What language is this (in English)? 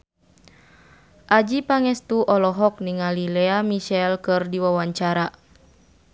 Sundanese